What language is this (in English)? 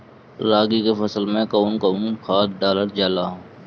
Bhojpuri